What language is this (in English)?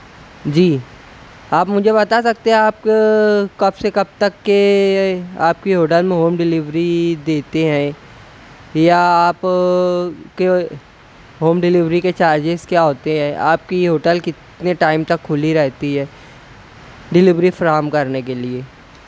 Urdu